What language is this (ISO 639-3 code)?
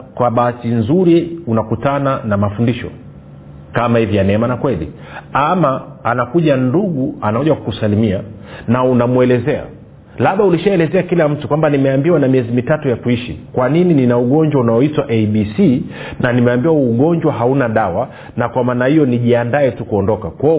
swa